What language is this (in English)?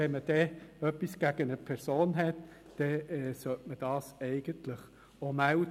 Swiss German